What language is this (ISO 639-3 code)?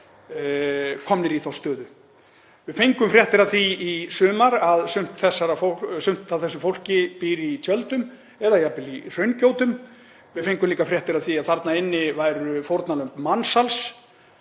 isl